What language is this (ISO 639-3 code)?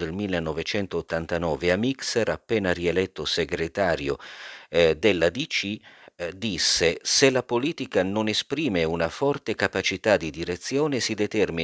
ita